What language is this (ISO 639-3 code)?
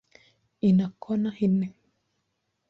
swa